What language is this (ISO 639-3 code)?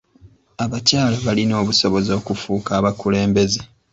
lug